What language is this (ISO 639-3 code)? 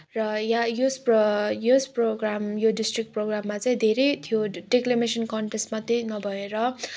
nep